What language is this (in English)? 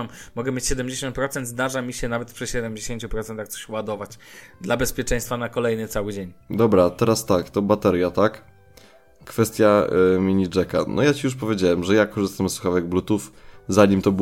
Polish